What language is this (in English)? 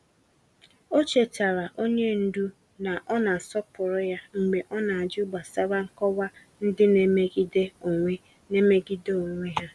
Igbo